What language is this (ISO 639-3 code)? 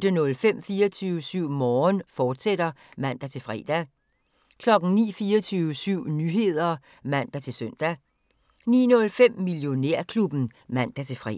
dan